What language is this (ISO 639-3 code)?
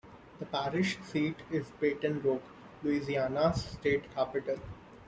eng